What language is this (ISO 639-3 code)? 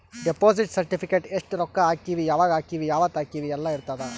kan